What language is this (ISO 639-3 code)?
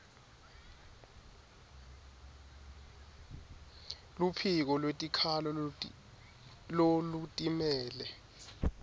ssw